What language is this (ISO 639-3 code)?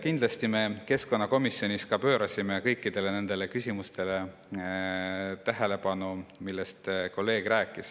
est